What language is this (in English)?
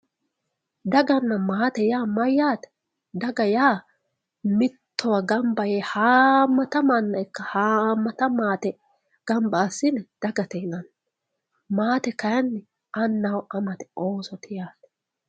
Sidamo